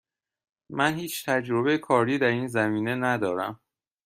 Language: Persian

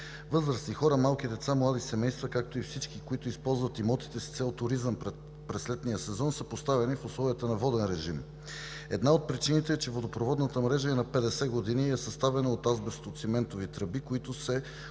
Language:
Bulgarian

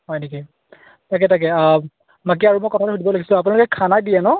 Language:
Assamese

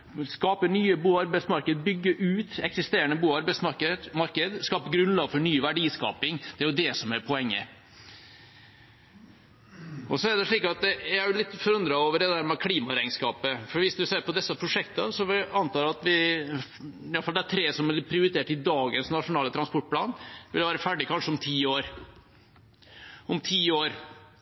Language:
Norwegian Bokmål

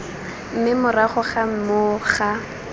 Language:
Tswana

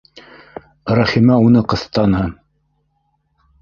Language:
Bashkir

